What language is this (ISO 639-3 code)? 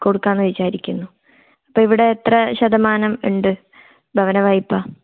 mal